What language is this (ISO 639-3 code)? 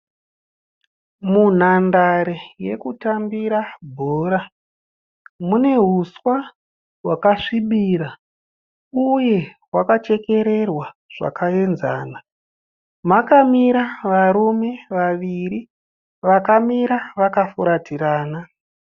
sna